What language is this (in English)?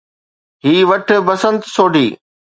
Sindhi